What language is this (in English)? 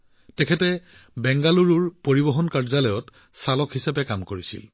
Assamese